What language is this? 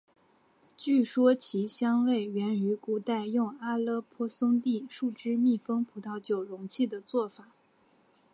Chinese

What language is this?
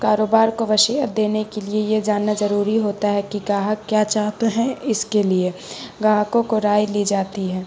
Urdu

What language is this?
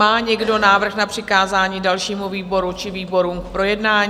Czech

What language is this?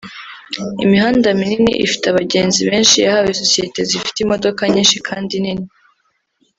Kinyarwanda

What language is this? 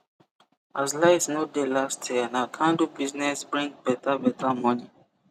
Nigerian Pidgin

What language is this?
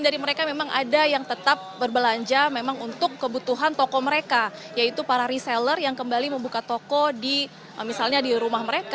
Indonesian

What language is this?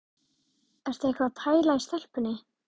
Icelandic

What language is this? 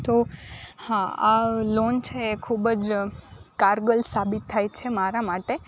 Gujarati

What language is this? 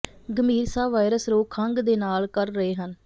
Punjabi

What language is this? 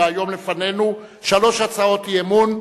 Hebrew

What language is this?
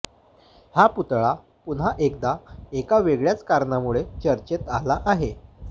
Marathi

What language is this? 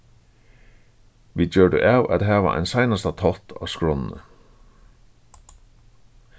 Faroese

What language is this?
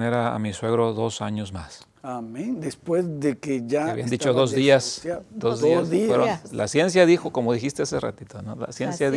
Spanish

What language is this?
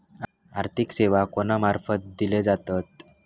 Marathi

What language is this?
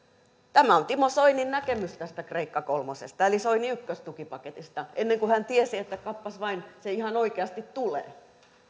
Finnish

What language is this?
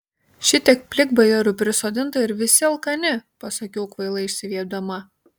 Lithuanian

